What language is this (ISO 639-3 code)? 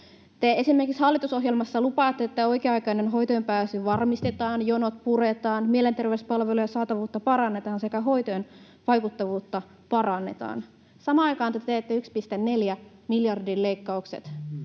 fin